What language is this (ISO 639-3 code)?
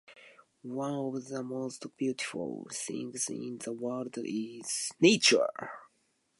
eng